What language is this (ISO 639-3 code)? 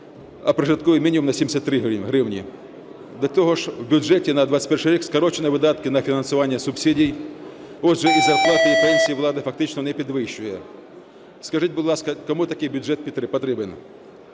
ukr